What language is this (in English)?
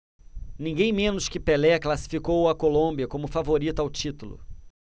Portuguese